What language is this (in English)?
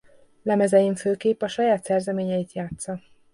Hungarian